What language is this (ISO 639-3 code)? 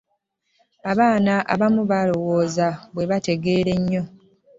lug